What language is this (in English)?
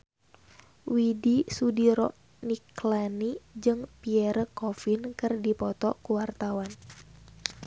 Sundanese